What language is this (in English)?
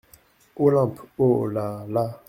French